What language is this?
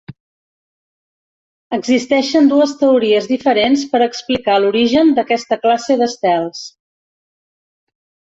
Catalan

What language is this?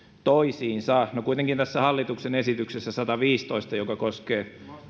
Finnish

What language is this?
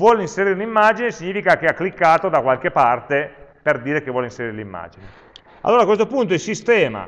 Italian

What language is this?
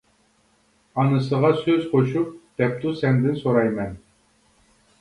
Uyghur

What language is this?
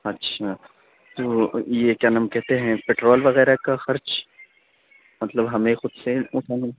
Urdu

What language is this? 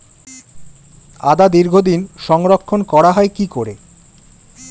Bangla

